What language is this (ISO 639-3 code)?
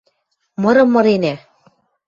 mrj